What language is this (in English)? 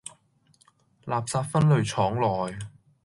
Cantonese